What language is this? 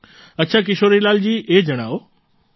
Gujarati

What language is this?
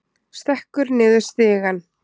Icelandic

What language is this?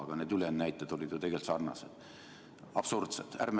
Estonian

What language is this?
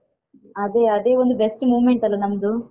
Kannada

